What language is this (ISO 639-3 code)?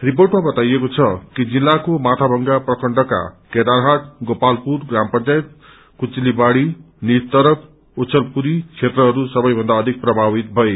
nep